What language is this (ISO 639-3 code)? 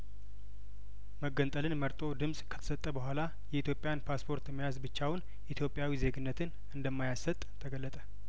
amh